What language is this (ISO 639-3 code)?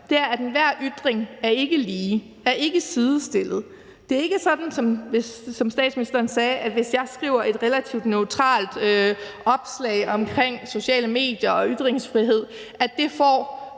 dan